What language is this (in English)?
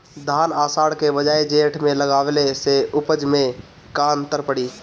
Bhojpuri